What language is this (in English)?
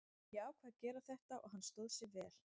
Icelandic